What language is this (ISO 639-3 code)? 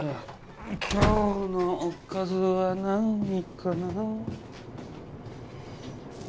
jpn